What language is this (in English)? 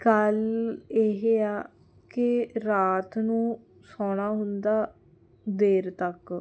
Punjabi